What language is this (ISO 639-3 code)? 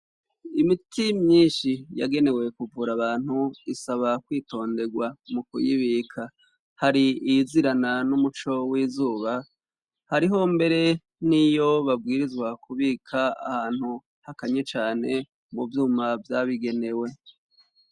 run